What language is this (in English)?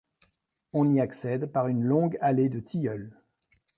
French